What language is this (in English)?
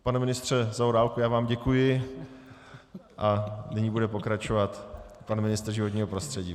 Czech